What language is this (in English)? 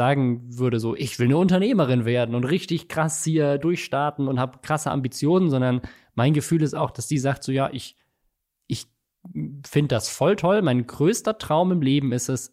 German